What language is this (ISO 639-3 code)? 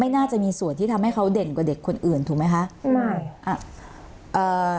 tha